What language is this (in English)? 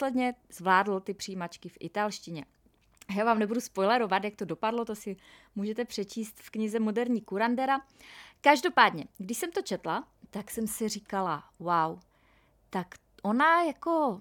Czech